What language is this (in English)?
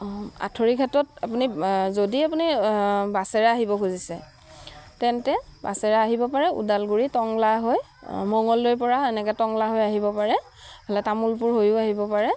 Assamese